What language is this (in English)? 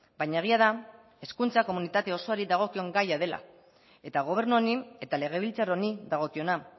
Basque